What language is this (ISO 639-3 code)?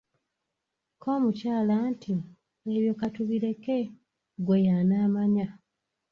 lug